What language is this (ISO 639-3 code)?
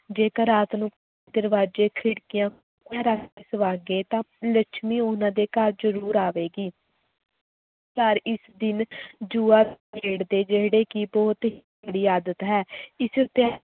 pan